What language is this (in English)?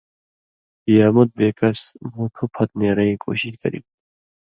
Indus Kohistani